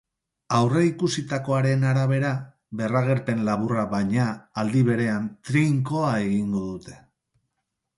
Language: Basque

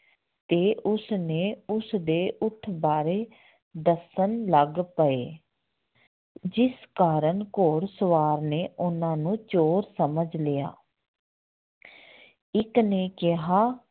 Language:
Punjabi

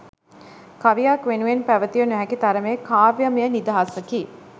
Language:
Sinhala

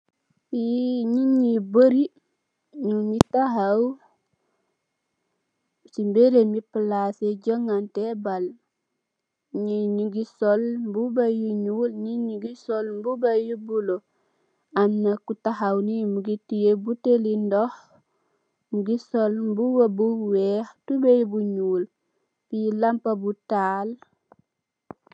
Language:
Wolof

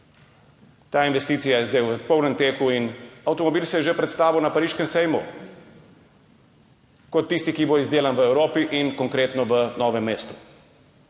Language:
Slovenian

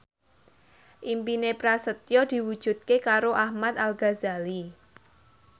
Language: Javanese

